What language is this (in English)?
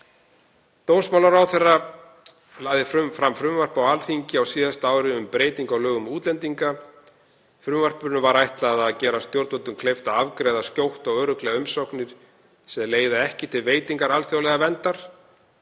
Icelandic